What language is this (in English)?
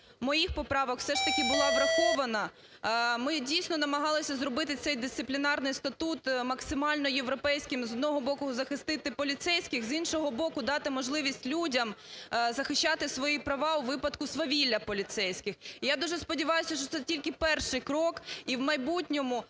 Ukrainian